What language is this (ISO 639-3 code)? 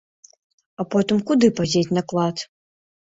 bel